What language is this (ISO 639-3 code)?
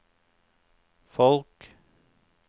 nor